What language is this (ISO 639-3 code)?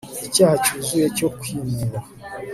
kin